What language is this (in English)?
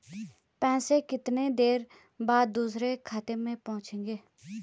Hindi